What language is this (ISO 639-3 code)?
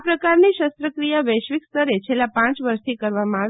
guj